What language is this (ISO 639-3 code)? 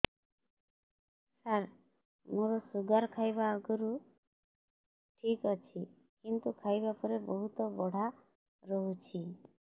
ori